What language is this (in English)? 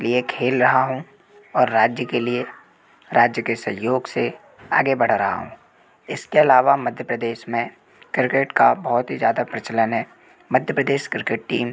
Hindi